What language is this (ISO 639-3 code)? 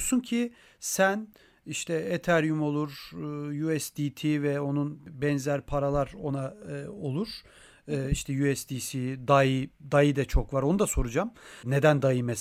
tur